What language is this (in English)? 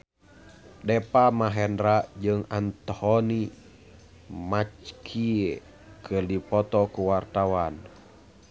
Sundanese